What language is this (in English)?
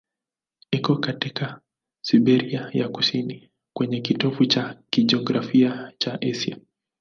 Swahili